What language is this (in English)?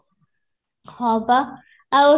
Odia